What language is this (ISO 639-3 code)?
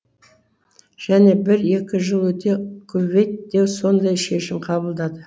kaz